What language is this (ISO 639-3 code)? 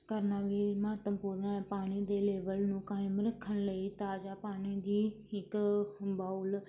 pan